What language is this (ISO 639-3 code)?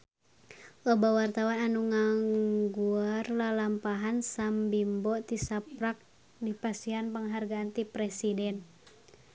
sun